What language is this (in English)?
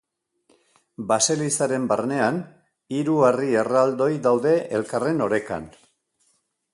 Basque